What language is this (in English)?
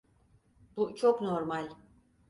Turkish